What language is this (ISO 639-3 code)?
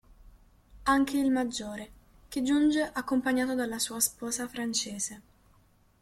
ita